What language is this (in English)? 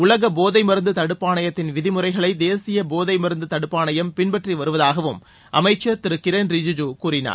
Tamil